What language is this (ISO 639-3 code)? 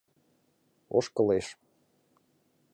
chm